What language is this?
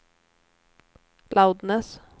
Swedish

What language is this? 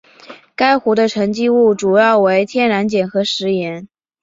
Chinese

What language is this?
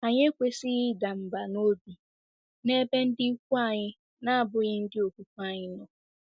Igbo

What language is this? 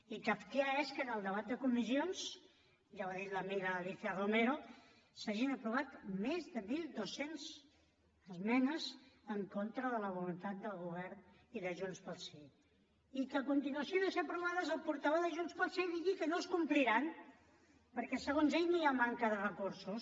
Catalan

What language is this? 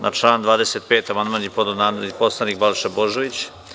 Serbian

